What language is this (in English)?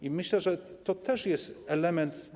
Polish